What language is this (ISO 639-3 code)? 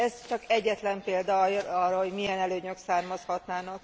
hun